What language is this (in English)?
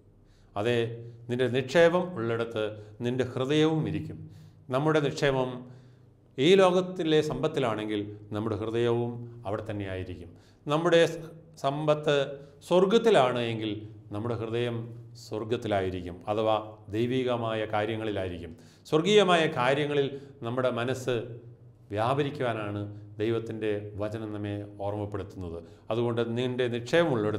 Malayalam